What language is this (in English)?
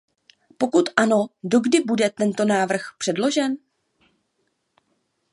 Czech